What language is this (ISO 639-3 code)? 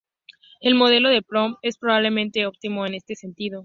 spa